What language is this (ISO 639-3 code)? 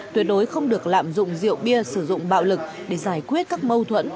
vie